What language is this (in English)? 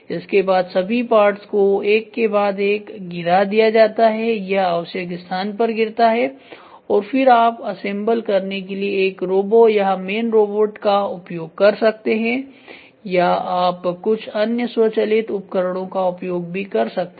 Hindi